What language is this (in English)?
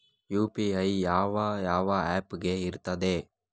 Kannada